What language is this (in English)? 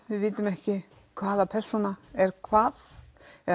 Icelandic